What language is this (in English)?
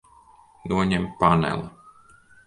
Latvian